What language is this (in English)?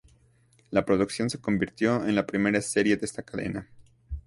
Spanish